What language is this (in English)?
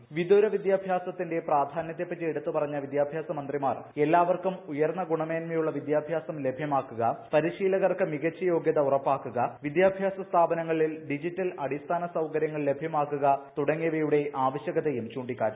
Malayalam